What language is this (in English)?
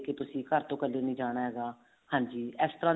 Punjabi